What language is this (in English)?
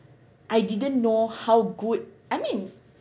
English